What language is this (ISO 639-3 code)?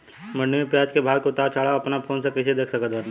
bho